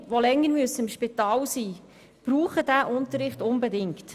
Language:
Swiss German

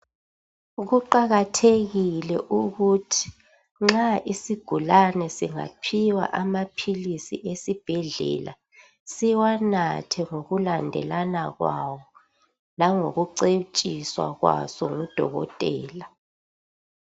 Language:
North Ndebele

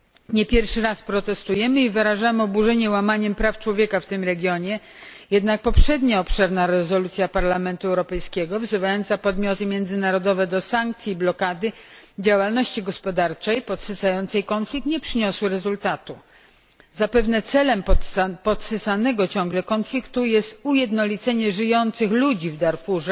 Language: Polish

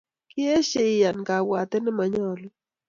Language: Kalenjin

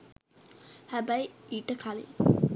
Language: Sinhala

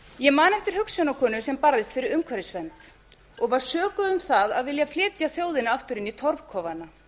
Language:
Icelandic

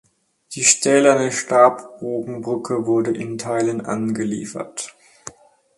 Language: German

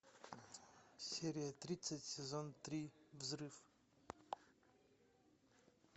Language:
Russian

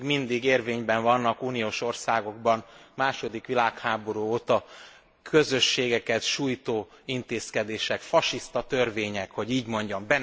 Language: Hungarian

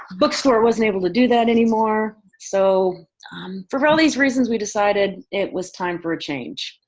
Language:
English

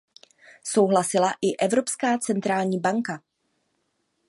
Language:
Czech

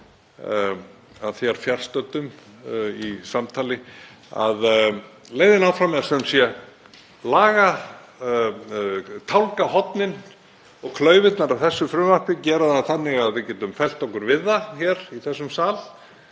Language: Icelandic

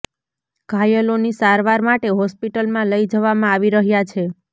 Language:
Gujarati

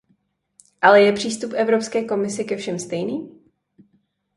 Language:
Czech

